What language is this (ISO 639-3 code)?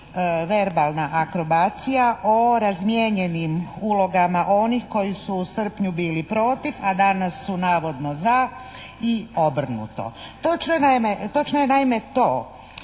hrv